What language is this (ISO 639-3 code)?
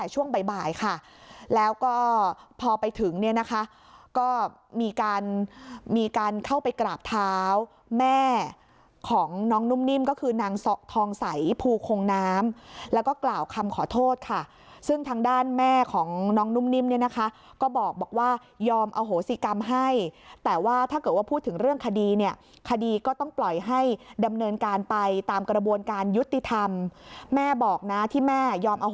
tha